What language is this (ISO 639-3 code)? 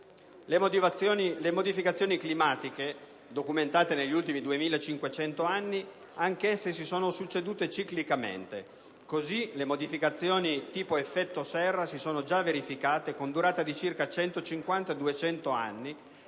ita